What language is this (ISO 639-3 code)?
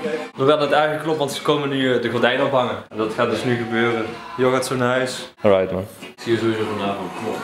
nld